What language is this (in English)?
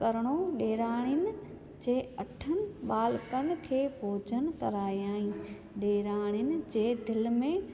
Sindhi